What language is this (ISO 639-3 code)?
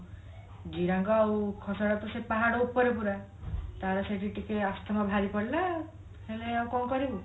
ori